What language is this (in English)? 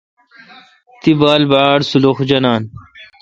Kalkoti